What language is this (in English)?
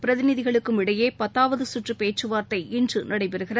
Tamil